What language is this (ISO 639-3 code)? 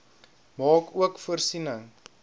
afr